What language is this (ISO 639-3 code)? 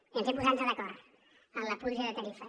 cat